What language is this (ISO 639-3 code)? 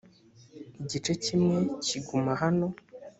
kin